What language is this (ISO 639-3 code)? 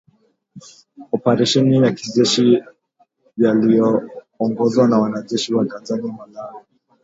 swa